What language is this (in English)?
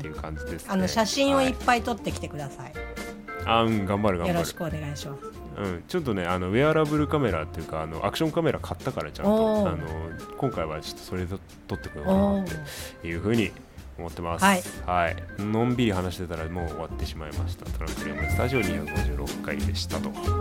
Japanese